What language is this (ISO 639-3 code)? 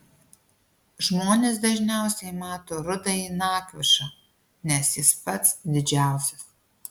lit